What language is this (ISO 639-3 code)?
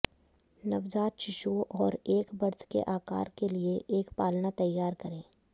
hin